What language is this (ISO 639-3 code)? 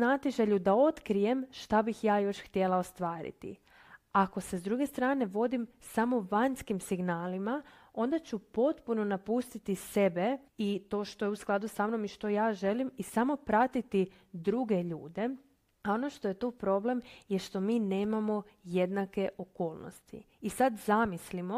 hrv